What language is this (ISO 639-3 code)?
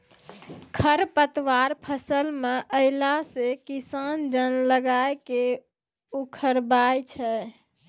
mai